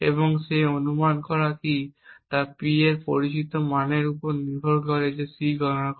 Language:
Bangla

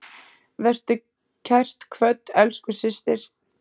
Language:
Icelandic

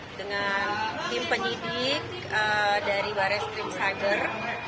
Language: Indonesian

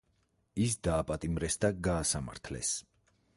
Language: Georgian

